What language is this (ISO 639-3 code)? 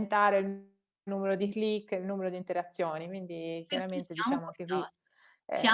ita